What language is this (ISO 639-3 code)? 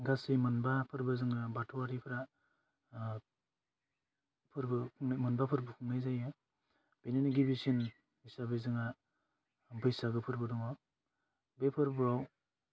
brx